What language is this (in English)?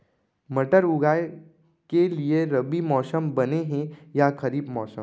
Chhattisgarhi